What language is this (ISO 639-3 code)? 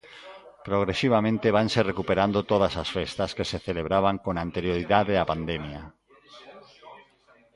glg